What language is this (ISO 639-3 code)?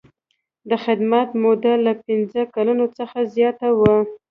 pus